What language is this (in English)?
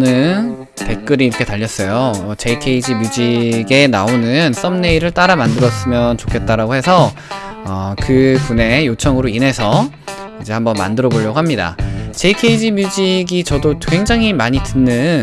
Korean